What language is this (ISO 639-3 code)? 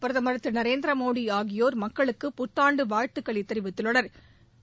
tam